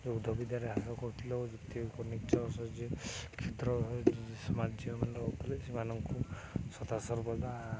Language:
Odia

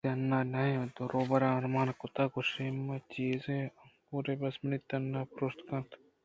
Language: Eastern Balochi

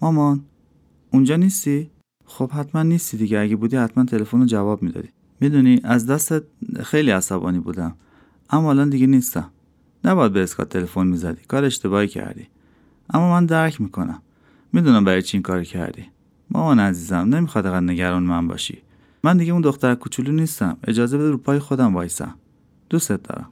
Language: Persian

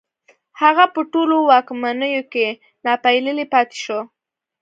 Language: Pashto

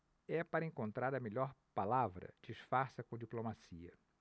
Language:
Portuguese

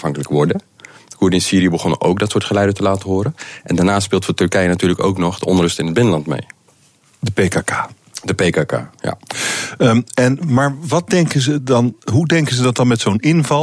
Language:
Dutch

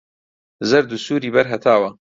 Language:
Central Kurdish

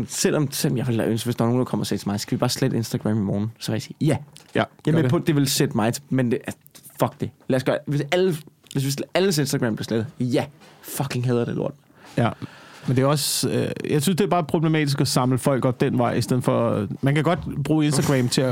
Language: Danish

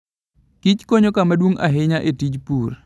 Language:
Luo (Kenya and Tanzania)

